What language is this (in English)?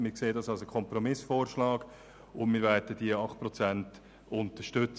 Swiss German